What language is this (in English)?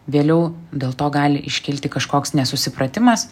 Lithuanian